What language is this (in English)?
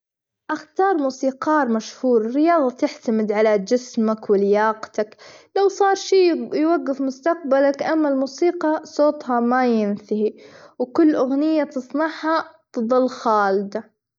Gulf Arabic